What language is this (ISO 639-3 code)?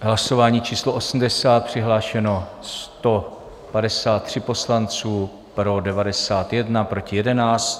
ces